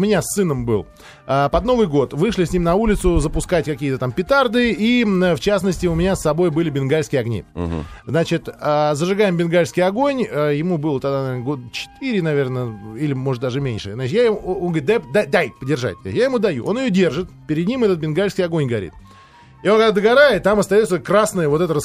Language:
Russian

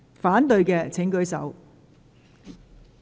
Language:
Cantonese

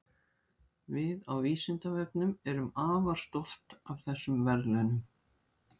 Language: Icelandic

